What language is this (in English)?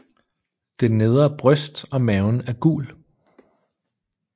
Danish